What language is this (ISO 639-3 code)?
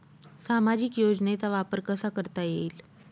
mar